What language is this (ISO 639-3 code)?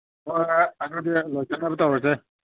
mni